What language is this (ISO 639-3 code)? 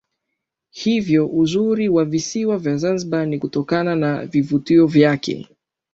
swa